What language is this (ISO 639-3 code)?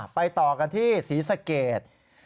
tha